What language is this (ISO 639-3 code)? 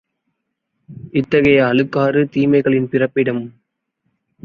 tam